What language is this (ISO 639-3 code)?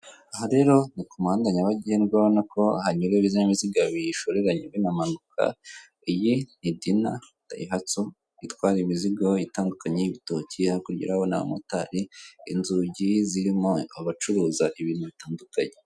kin